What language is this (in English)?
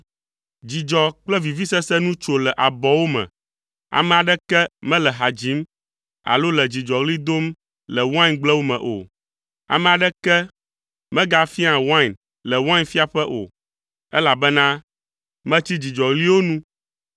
Ewe